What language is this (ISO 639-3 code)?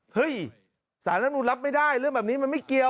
tha